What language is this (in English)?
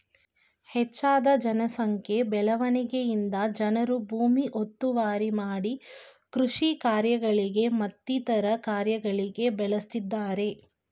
Kannada